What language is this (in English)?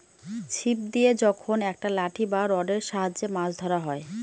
Bangla